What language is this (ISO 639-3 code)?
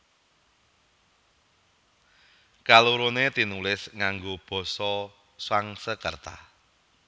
jav